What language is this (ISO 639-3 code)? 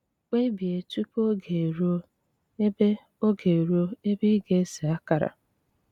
ibo